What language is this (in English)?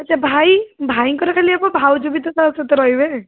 Odia